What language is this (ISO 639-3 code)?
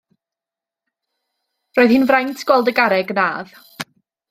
cym